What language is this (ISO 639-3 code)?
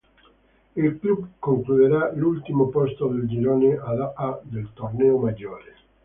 ita